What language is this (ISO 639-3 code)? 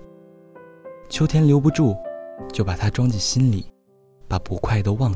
zho